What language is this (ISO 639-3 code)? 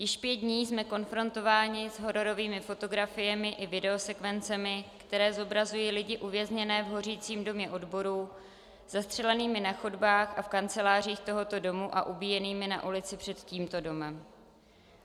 ces